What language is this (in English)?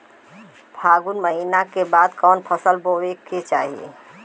Bhojpuri